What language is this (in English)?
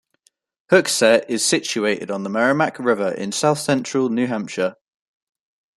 English